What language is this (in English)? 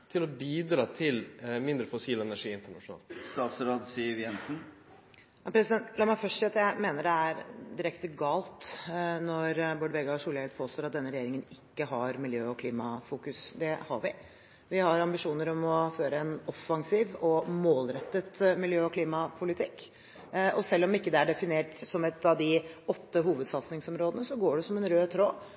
Norwegian